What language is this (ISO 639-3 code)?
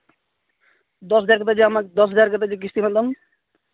sat